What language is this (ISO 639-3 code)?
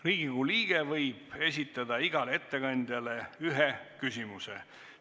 est